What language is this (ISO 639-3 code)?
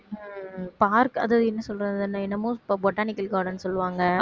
tam